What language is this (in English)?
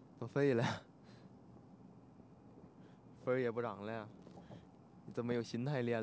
Chinese